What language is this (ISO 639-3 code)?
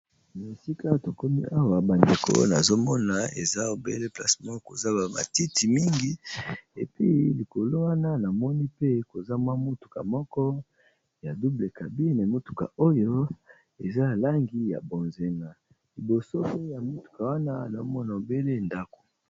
lin